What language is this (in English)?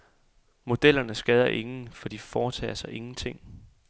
Danish